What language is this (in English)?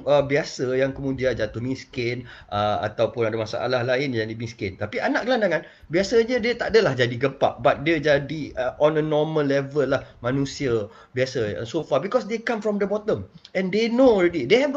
Malay